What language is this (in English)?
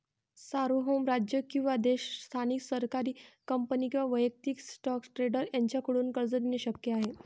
Marathi